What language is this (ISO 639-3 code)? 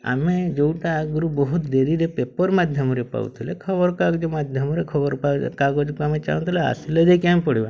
ori